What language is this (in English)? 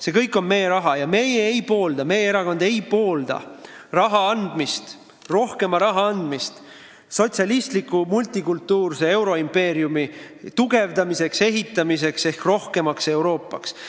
Estonian